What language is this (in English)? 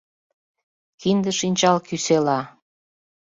Mari